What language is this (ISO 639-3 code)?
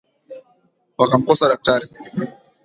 swa